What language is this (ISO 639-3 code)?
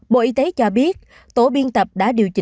vie